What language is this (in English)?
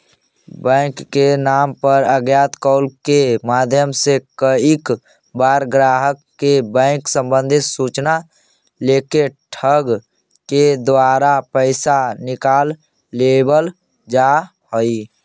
Magahi